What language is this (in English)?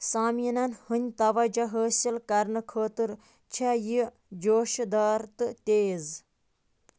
Kashmiri